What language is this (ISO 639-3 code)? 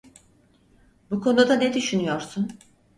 tur